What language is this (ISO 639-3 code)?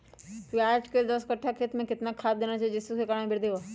mag